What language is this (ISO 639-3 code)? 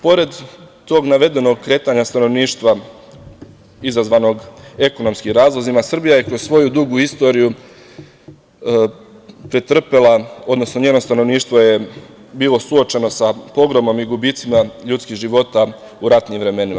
srp